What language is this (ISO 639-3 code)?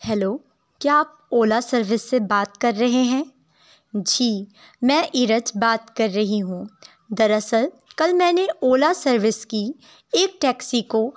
urd